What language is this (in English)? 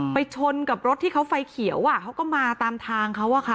Thai